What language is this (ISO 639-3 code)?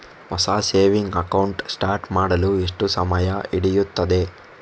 kan